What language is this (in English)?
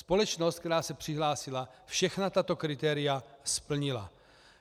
Czech